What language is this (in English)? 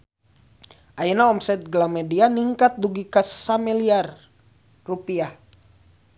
Sundanese